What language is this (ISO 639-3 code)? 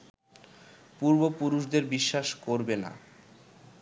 ben